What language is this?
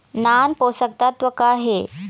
Chhattisgarhi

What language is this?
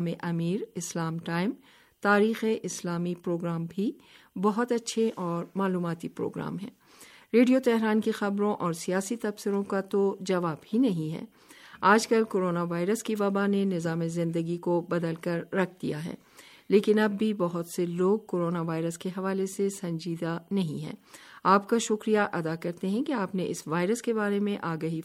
Urdu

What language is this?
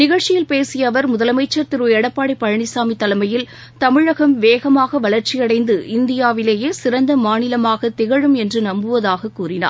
Tamil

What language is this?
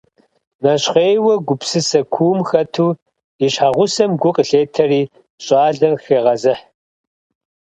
Kabardian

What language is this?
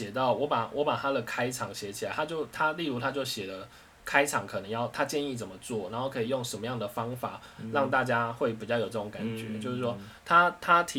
Chinese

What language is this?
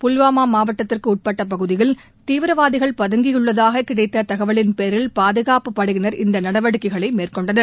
Tamil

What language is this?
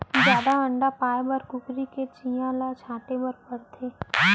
Chhattisgarhi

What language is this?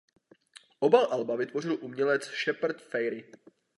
Czech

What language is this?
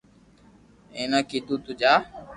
Loarki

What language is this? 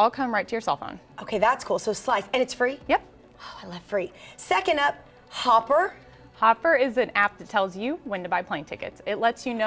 English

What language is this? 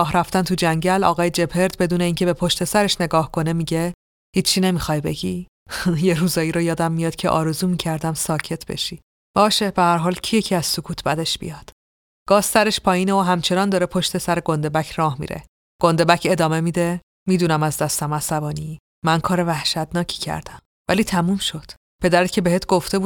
Persian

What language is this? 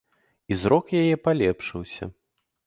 Belarusian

